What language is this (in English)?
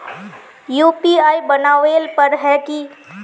Magahi